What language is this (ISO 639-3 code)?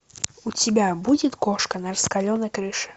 rus